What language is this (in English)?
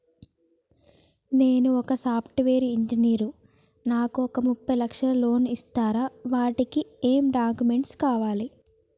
Telugu